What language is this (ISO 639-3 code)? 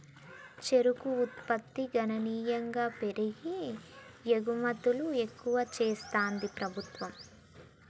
tel